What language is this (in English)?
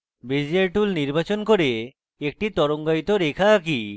Bangla